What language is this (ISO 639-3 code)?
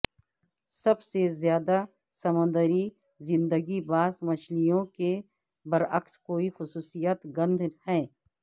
urd